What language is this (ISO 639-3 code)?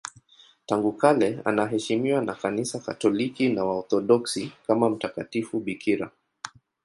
swa